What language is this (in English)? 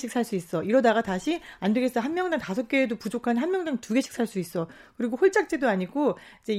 Korean